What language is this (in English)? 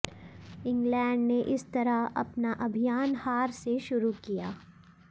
Hindi